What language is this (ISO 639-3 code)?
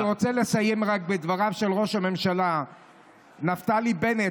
heb